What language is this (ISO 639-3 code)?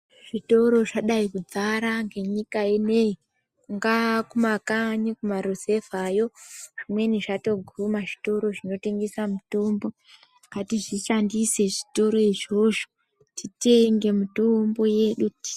ndc